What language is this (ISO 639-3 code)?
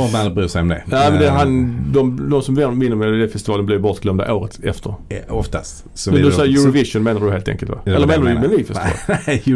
swe